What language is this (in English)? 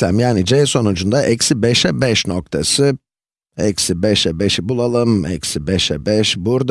Turkish